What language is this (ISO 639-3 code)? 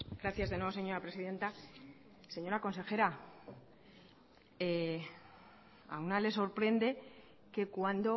spa